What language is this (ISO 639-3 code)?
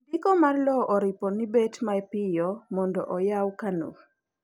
luo